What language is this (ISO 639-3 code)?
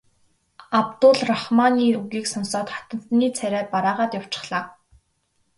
mon